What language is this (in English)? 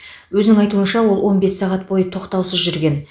Kazakh